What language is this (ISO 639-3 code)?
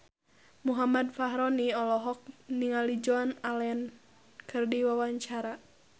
sun